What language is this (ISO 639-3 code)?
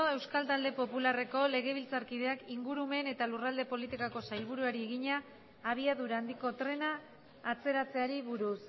eus